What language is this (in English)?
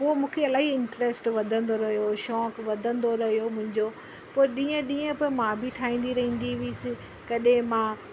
Sindhi